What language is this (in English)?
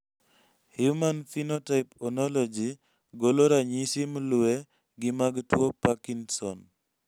Luo (Kenya and Tanzania)